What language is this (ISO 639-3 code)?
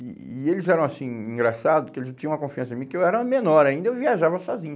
por